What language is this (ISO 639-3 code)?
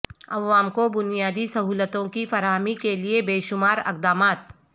urd